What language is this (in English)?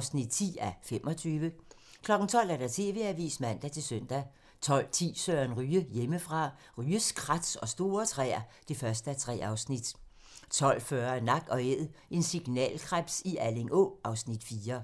Danish